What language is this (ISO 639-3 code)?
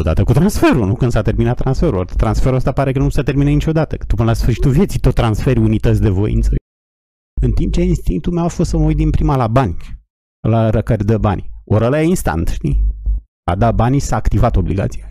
ron